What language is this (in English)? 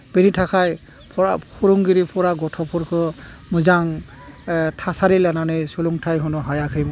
Bodo